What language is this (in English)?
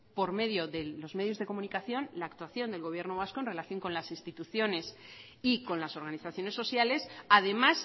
Spanish